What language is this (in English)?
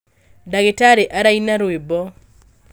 Kikuyu